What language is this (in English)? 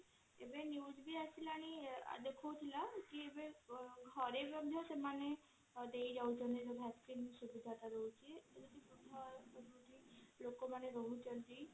Odia